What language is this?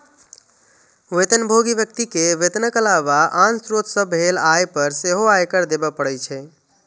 Maithili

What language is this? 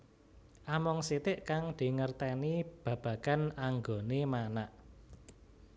Javanese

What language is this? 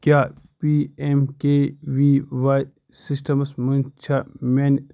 Kashmiri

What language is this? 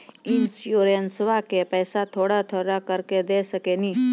Maithili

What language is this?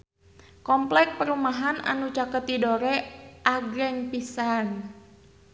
Sundanese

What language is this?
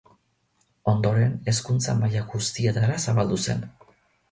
Basque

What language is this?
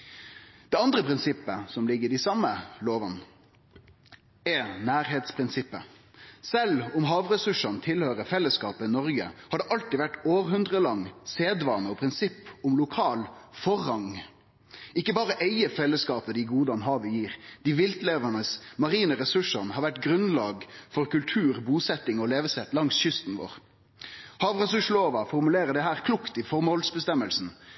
Norwegian Nynorsk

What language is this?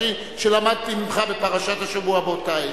Hebrew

